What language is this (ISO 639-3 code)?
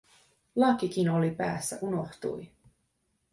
fin